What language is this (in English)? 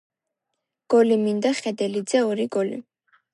Georgian